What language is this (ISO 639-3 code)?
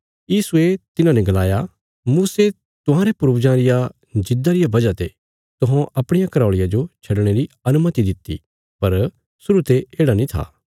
kfs